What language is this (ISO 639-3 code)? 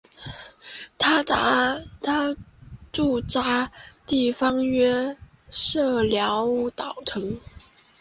zho